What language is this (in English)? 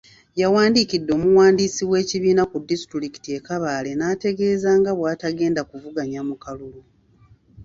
Ganda